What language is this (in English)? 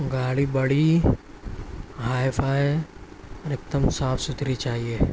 Urdu